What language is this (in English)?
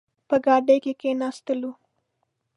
Pashto